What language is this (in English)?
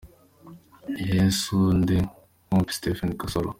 Kinyarwanda